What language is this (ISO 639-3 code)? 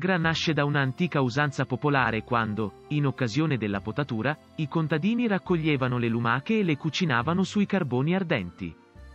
ita